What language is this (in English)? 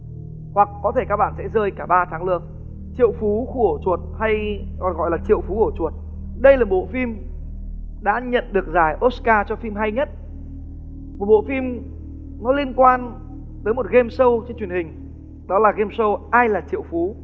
Vietnamese